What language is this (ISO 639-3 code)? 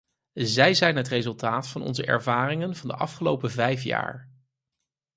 nld